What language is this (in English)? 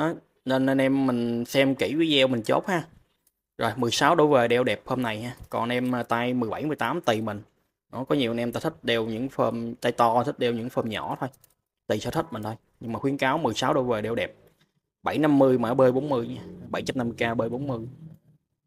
Vietnamese